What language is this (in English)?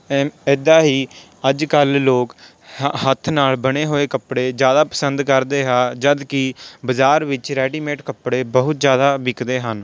Punjabi